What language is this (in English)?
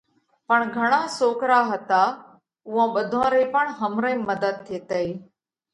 Parkari Koli